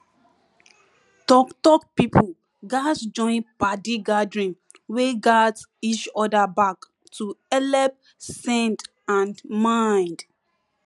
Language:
Nigerian Pidgin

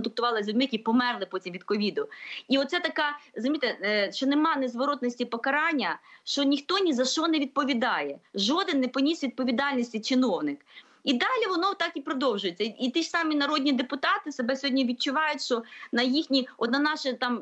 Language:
Ukrainian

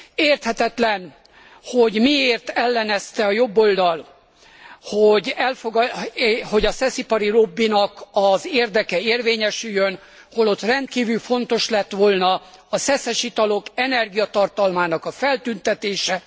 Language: Hungarian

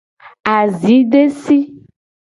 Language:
Gen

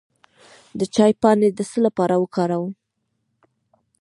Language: Pashto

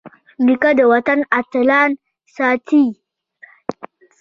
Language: Pashto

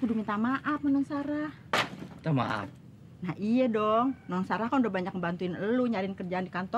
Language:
Indonesian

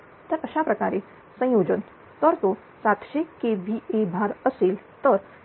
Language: Marathi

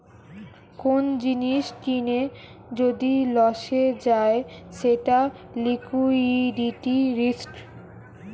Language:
Bangla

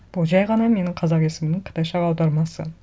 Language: Kazakh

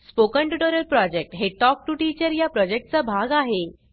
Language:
Marathi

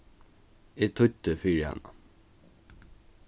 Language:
Faroese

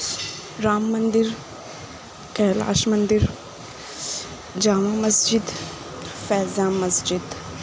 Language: Urdu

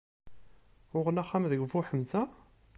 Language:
Kabyle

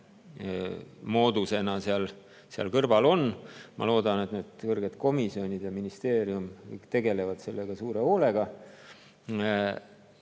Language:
Estonian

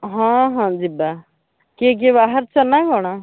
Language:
Odia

